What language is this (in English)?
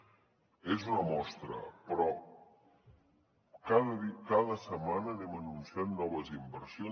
Catalan